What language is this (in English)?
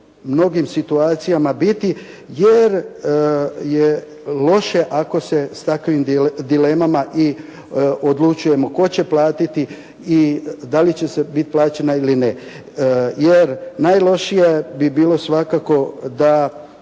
Croatian